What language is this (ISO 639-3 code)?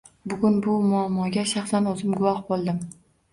uzb